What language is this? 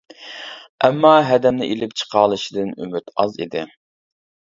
Uyghur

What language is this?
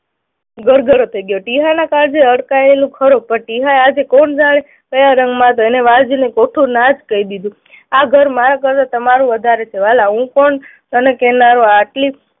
Gujarati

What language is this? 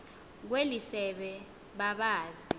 Xhosa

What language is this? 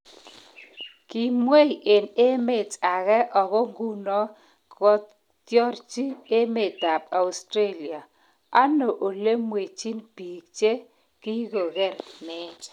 Kalenjin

